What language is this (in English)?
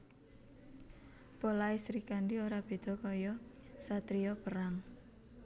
Javanese